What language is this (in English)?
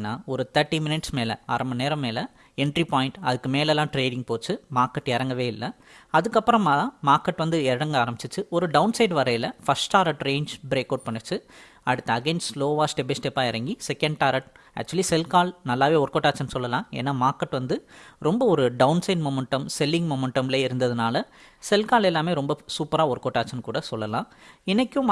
Tamil